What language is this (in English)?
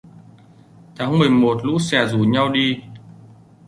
Vietnamese